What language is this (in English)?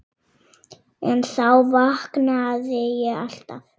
Icelandic